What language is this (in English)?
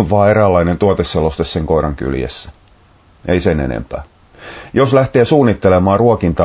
Finnish